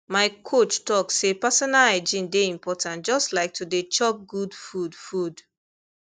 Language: Nigerian Pidgin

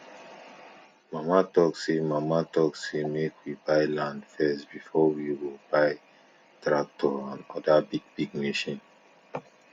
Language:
Nigerian Pidgin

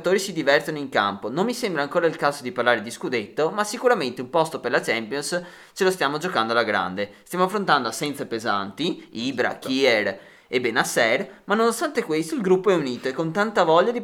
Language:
Italian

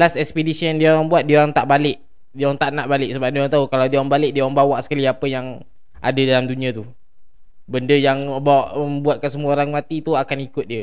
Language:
Malay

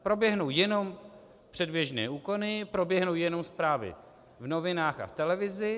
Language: Czech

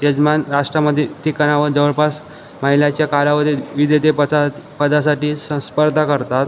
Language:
Marathi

